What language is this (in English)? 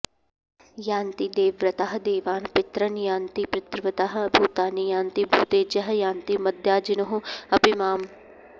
Sanskrit